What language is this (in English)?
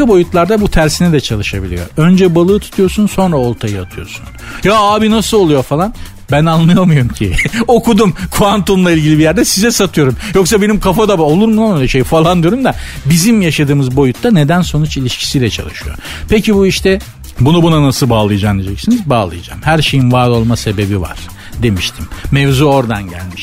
Turkish